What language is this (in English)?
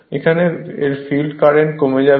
Bangla